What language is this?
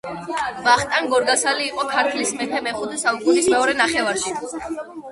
Georgian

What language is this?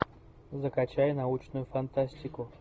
Russian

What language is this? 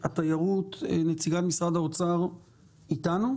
Hebrew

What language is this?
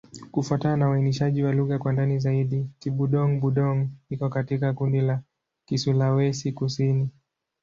Swahili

